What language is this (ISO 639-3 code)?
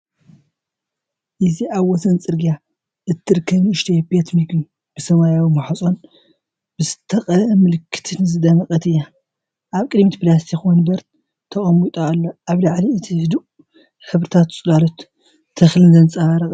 tir